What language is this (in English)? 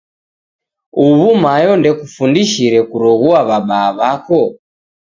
Taita